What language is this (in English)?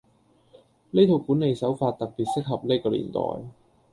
Cantonese